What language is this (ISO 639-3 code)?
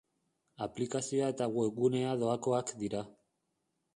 eus